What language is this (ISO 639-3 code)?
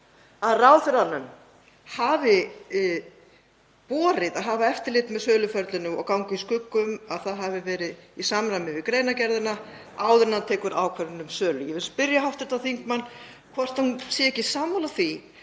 isl